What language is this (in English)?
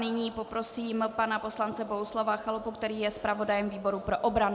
Czech